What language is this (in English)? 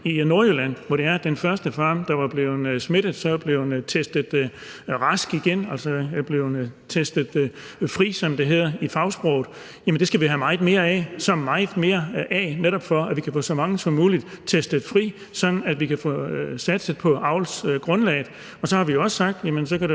Danish